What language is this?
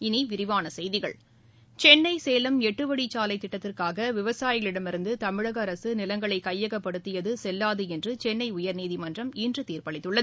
Tamil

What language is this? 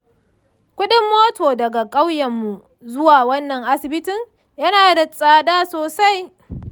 Hausa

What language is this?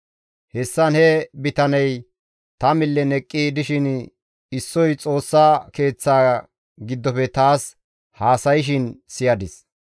Gamo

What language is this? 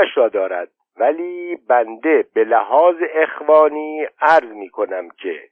Persian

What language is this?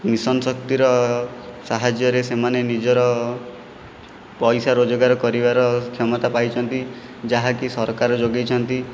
Odia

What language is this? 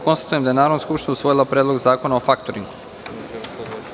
Serbian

